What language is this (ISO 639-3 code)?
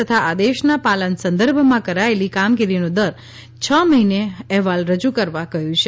guj